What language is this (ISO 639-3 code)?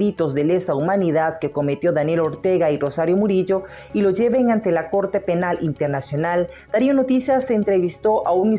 spa